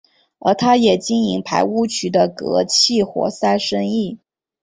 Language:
Chinese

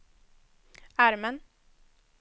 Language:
Swedish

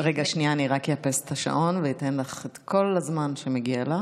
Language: Hebrew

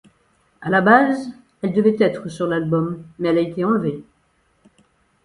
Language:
French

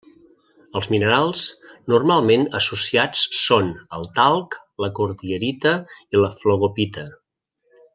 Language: Catalan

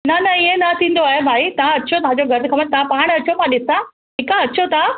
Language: Sindhi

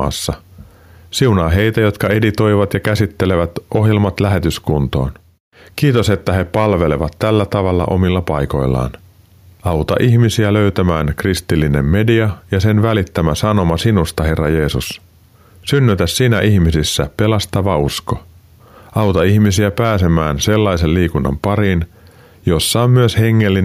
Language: Finnish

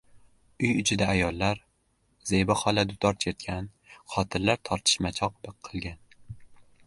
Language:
Uzbek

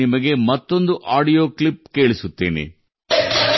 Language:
Kannada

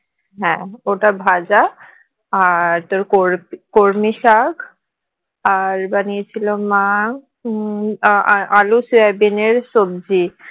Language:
Bangla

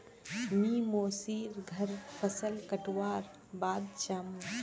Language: Magahi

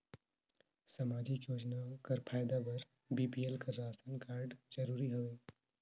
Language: Chhattisgarhi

